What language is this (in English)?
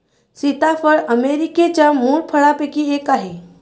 Marathi